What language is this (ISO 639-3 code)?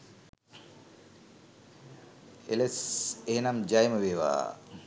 sin